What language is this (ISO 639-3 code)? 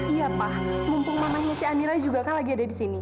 ind